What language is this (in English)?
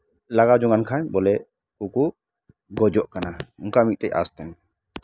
Santali